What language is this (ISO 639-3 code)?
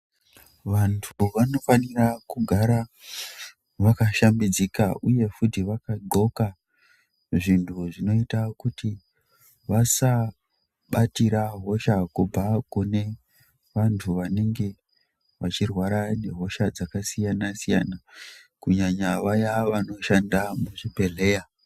ndc